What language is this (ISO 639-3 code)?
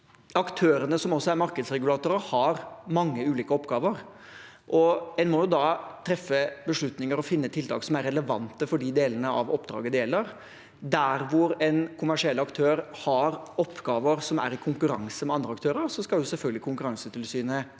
nor